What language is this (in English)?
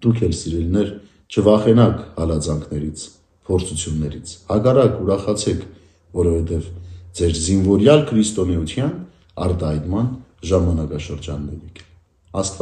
Romanian